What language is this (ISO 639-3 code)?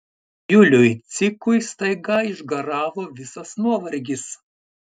lit